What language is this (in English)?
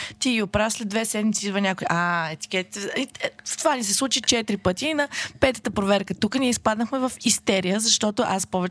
Bulgarian